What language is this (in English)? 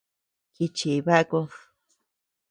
Tepeuxila Cuicatec